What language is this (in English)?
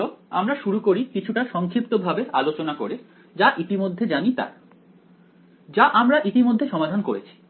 Bangla